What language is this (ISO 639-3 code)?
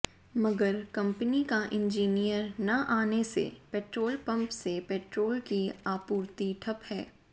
hin